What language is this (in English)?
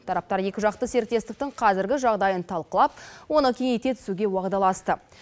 Kazakh